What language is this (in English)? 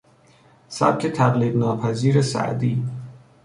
Persian